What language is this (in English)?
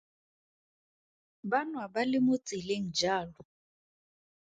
Tswana